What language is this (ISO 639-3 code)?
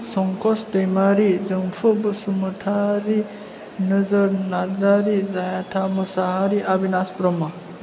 brx